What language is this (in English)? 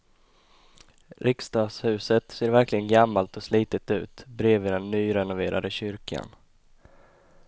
Swedish